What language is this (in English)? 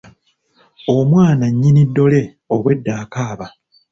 Ganda